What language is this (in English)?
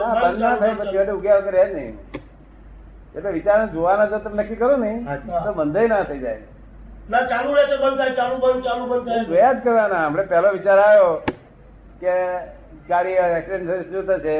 Gujarati